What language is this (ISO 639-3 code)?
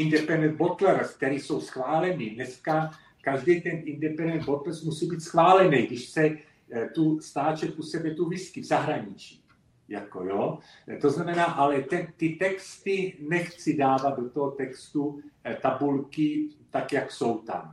ces